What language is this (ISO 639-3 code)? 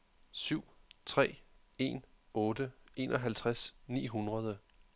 dan